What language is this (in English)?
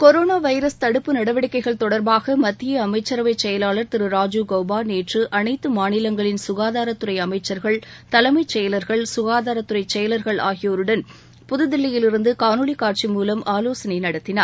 Tamil